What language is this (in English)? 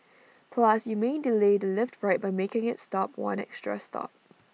English